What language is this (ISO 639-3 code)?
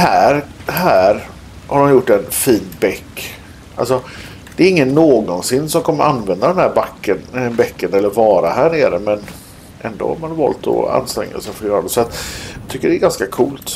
swe